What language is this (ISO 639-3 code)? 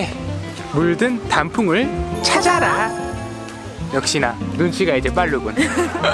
kor